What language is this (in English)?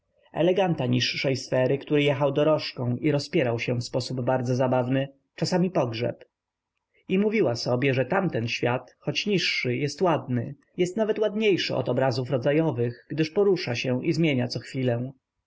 Polish